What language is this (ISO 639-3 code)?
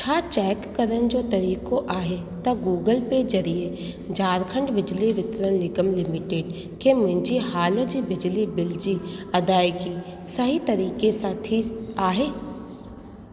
snd